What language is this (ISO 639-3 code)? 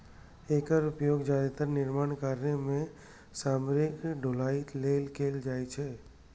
mai